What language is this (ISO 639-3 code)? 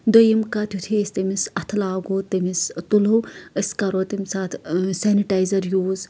kas